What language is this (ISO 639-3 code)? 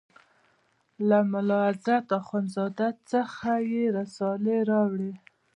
pus